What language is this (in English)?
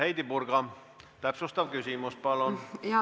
Estonian